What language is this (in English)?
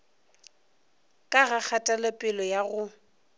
Northern Sotho